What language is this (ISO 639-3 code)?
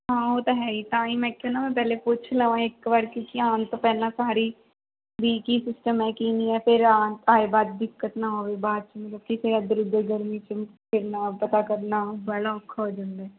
pan